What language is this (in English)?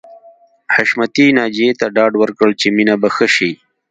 Pashto